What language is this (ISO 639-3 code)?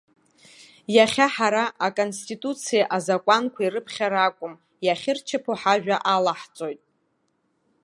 abk